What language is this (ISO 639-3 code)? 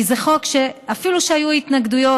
heb